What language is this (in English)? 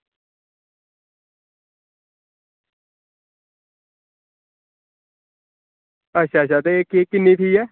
Dogri